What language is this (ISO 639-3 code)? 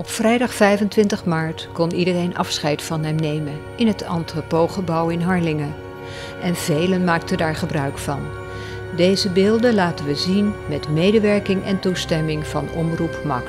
nld